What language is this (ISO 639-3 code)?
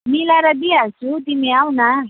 nep